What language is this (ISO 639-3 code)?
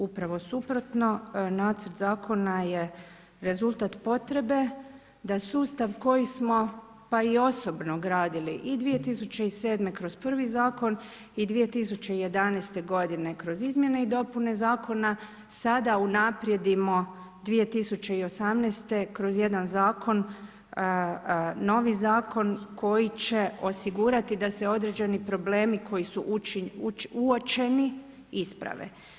hrv